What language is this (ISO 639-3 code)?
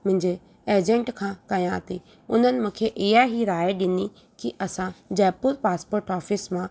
snd